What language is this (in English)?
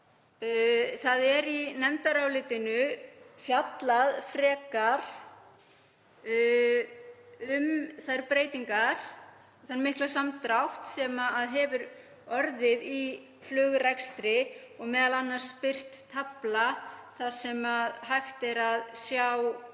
Icelandic